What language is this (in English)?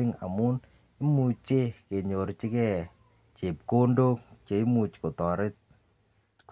Kalenjin